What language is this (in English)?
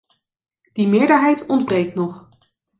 Dutch